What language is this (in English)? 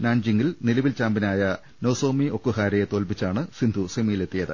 Malayalam